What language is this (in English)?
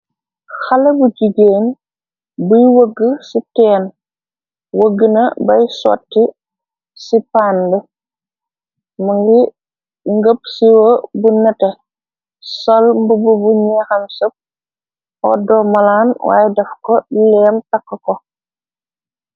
Wolof